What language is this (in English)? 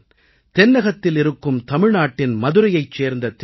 Tamil